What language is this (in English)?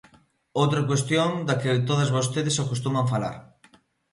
Galician